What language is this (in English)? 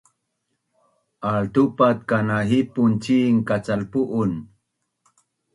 Bunun